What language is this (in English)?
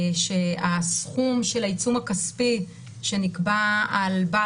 Hebrew